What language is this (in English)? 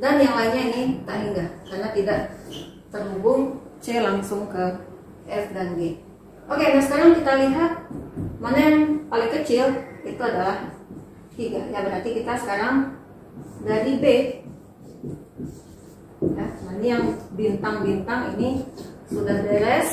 Indonesian